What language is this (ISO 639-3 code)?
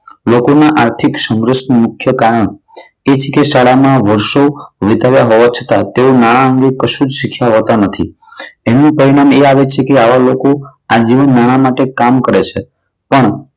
guj